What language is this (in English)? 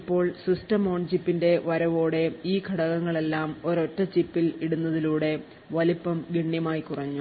Malayalam